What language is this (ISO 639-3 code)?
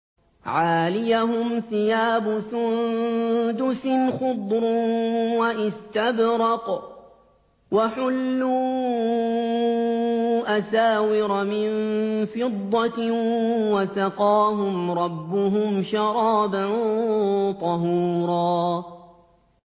ara